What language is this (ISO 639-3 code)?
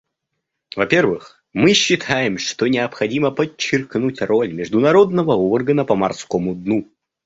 rus